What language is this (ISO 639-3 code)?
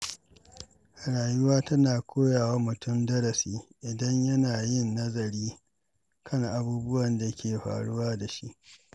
hau